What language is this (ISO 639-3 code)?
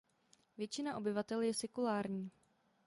ces